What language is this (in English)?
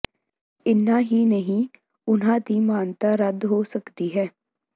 Punjabi